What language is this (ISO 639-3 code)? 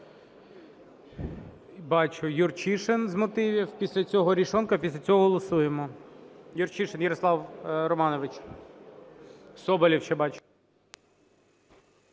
ukr